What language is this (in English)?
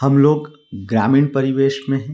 Hindi